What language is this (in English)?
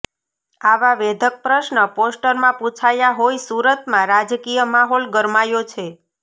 Gujarati